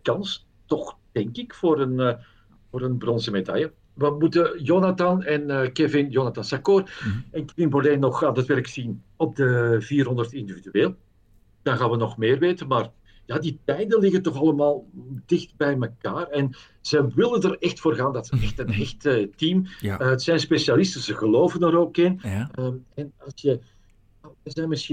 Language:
Dutch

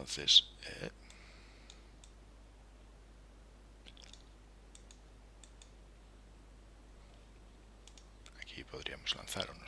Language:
Spanish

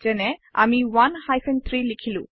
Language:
Assamese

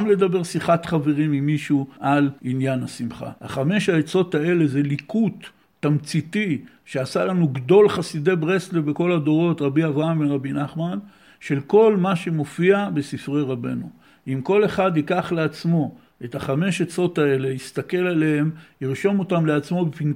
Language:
Hebrew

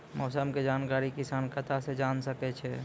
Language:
Maithili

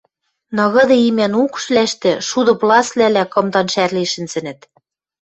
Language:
Western Mari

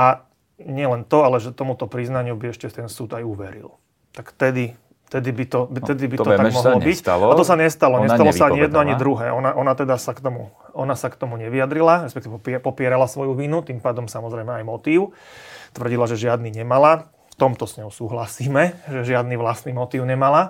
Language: Slovak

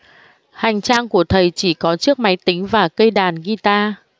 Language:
Vietnamese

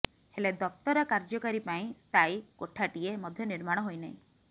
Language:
Odia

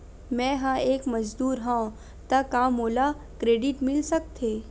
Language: Chhattisgarhi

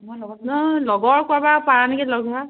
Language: Assamese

